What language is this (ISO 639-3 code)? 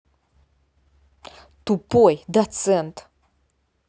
rus